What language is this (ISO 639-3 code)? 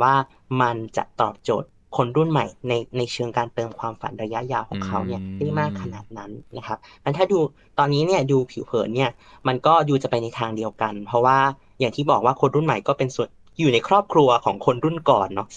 tha